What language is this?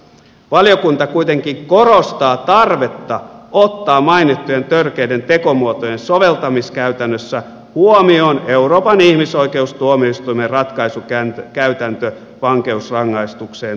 Finnish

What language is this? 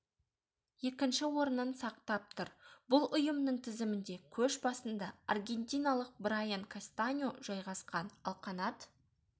Kazakh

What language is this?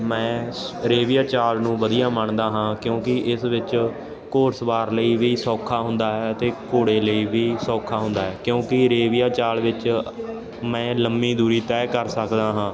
Punjabi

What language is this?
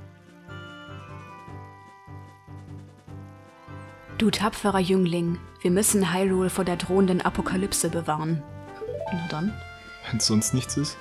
German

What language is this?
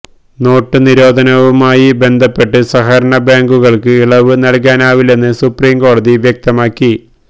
Malayalam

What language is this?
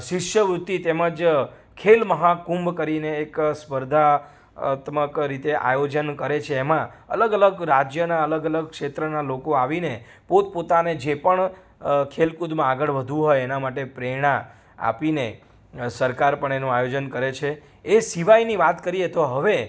Gujarati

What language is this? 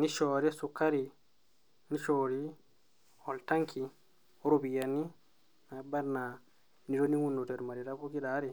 Masai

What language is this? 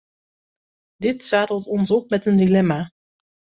Dutch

